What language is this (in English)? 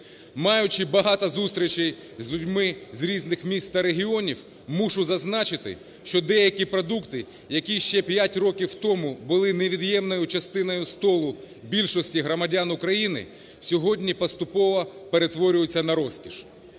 Ukrainian